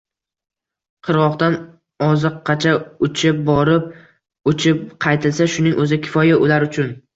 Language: Uzbek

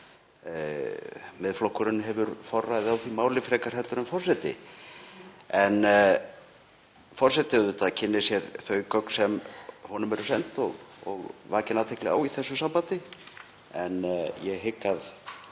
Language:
Icelandic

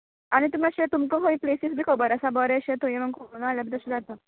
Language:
Konkani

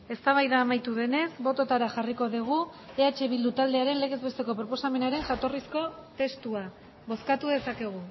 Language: Basque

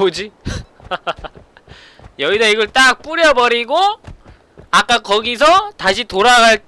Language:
Korean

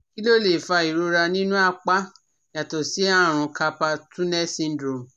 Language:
Yoruba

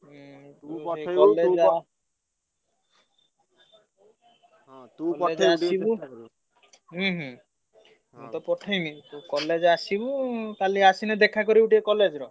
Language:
Odia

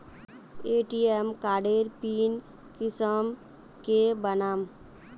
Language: Magahi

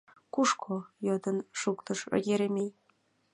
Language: Mari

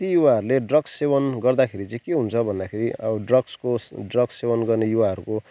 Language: Nepali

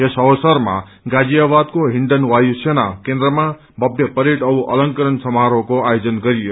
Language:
Nepali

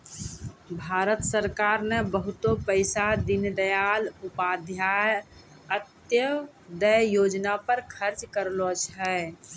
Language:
Maithili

